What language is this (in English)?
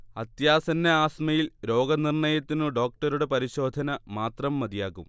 Malayalam